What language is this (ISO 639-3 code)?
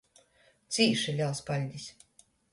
ltg